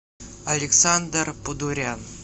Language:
Russian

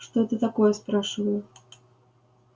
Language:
Russian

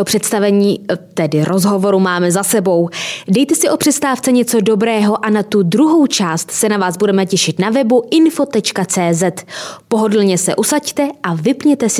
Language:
Czech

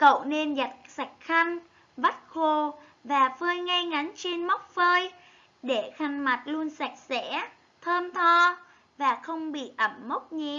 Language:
Vietnamese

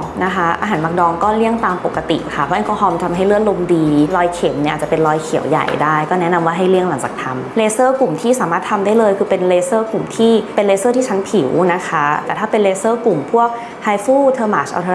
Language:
Thai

